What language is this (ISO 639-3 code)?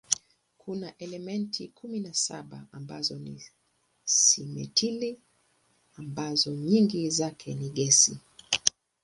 swa